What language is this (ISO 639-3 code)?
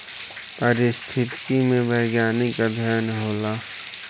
bho